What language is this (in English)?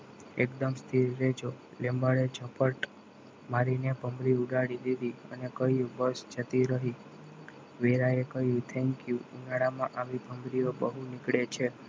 Gujarati